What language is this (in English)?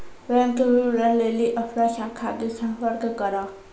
Maithili